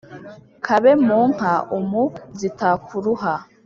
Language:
Kinyarwanda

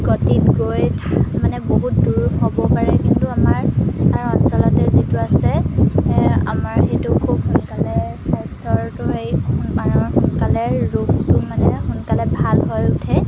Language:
Assamese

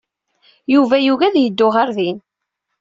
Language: Kabyle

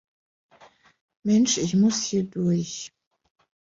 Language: German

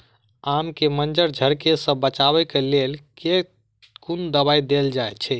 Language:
Maithili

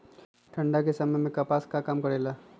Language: Magahi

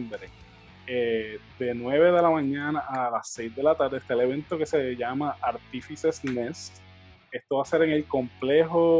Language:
Spanish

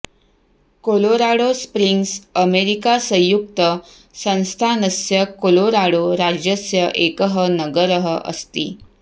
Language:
Sanskrit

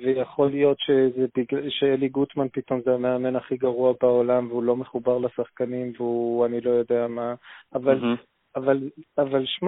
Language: Hebrew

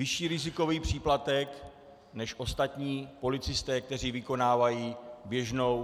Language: Czech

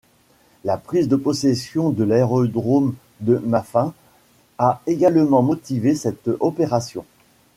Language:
French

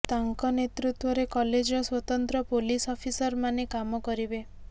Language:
Odia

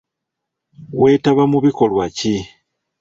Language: Ganda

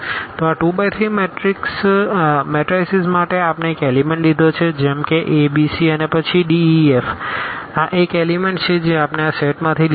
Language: Gujarati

